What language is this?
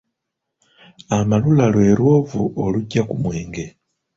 Ganda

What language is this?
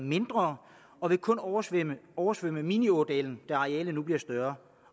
Danish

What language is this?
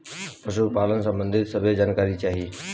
Bhojpuri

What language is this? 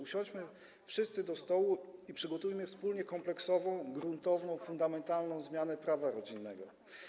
Polish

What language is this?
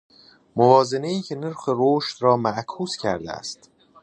Persian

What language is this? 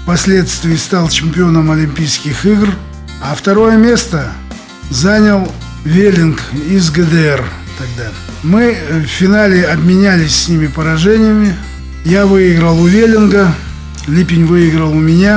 Russian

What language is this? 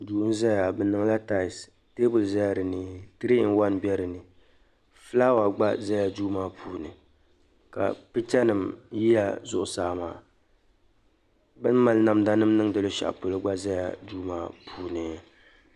Dagbani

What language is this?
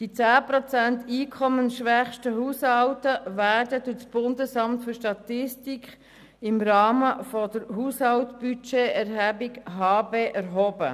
Swiss German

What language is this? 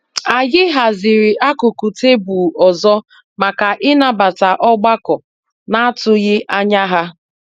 Igbo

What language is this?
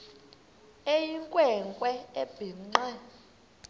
Xhosa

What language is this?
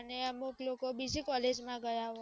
Gujarati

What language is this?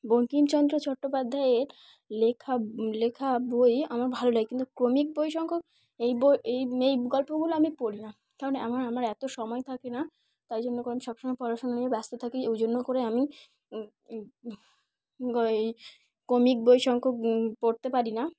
Bangla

